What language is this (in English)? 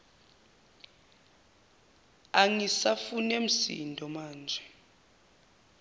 Zulu